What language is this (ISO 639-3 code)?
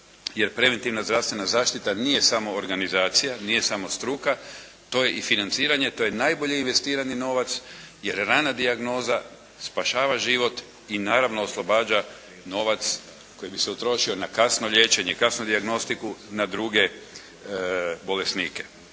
hrv